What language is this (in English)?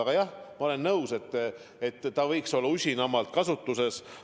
Estonian